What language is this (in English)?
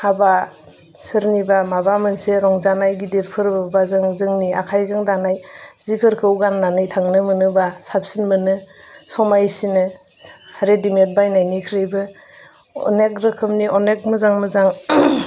Bodo